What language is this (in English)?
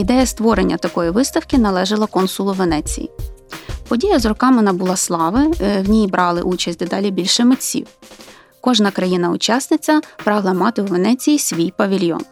Ukrainian